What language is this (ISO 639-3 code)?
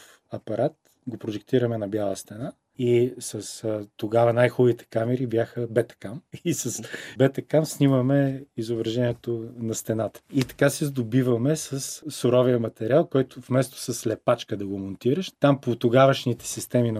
bul